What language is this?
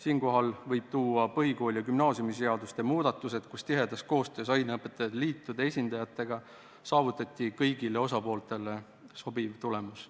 Estonian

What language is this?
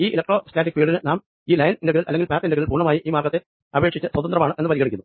Malayalam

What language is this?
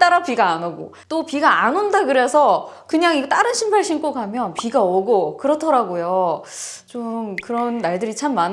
Korean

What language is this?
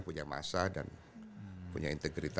Indonesian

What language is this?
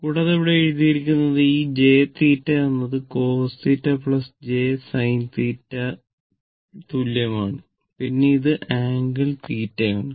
Malayalam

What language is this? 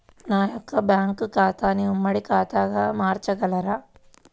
Telugu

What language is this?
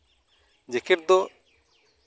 Santali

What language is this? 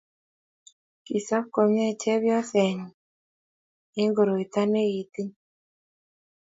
Kalenjin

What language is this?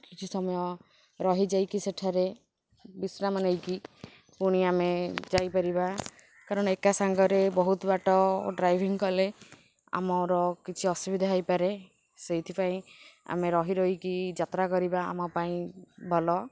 Odia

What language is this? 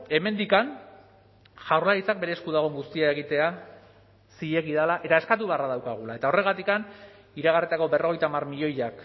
Basque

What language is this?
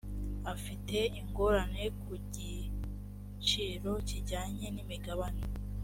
Kinyarwanda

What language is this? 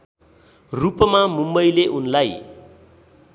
Nepali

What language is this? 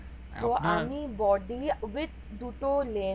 Bangla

